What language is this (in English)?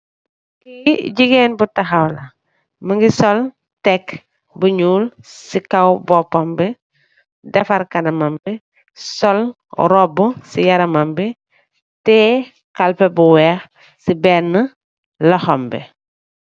Wolof